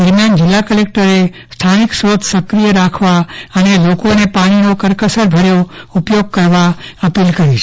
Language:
Gujarati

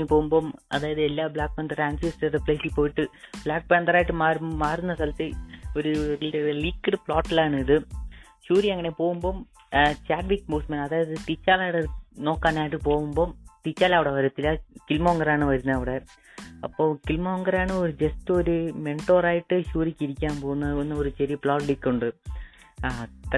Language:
Malayalam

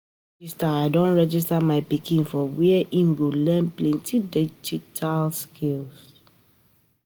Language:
Nigerian Pidgin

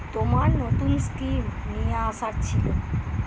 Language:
Bangla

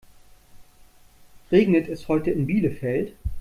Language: German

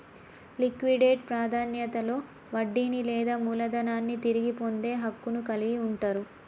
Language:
Telugu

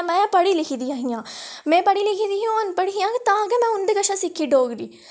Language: Dogri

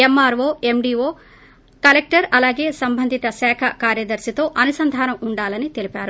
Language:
Telugu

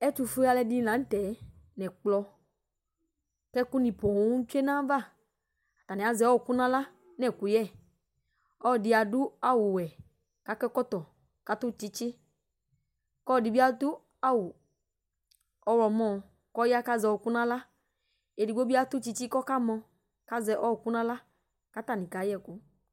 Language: Ikposo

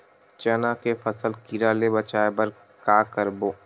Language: Chhattisgarhi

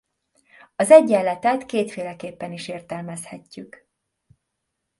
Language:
Hungarian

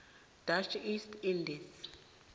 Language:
South Ndebele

